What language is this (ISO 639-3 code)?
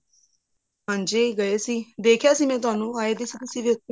pan